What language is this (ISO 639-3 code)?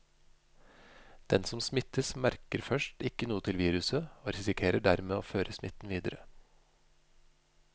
nor